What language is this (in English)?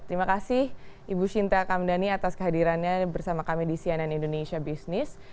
Indonesian